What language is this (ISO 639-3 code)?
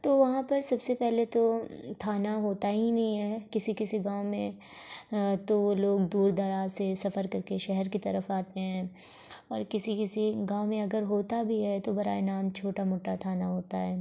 urd